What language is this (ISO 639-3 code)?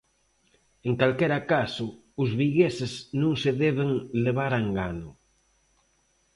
glg